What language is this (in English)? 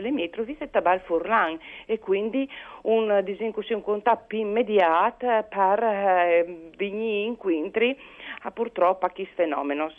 Italian